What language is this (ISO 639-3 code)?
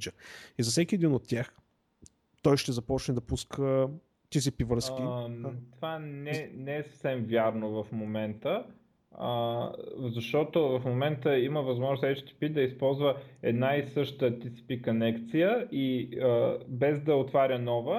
bul